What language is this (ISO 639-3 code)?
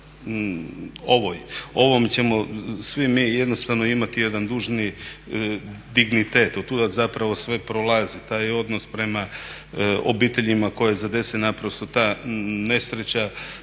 hrv